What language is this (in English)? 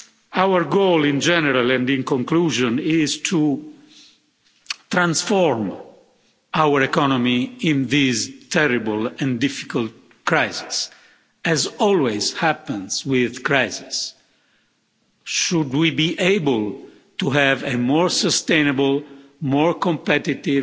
English